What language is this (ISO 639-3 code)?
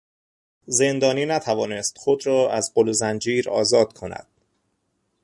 fas